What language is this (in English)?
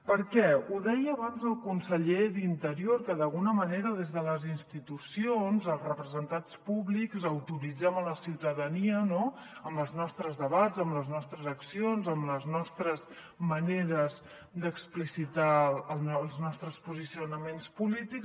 Catalan